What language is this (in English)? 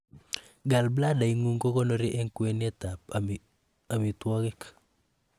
Kalenjin